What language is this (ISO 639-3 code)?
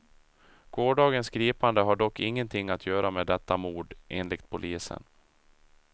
swe